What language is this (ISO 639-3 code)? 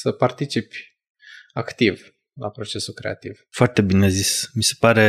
ron